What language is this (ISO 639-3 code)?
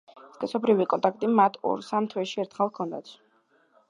kat